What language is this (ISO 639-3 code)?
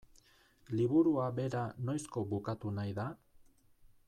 eus